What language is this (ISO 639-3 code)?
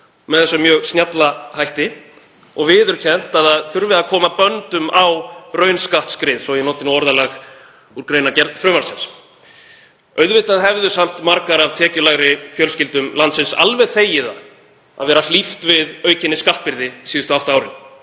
isl